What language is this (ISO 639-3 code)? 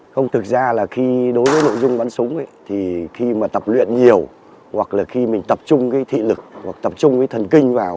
vie